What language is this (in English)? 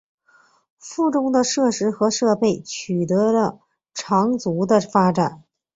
Chinese